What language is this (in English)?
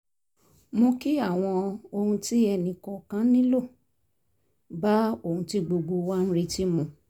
Yoruba